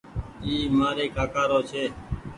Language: Goaria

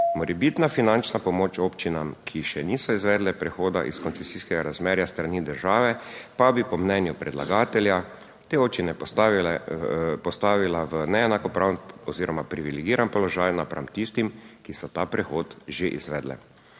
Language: Slovenian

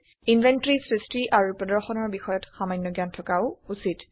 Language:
Assamese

